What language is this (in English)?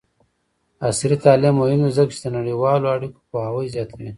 Pashto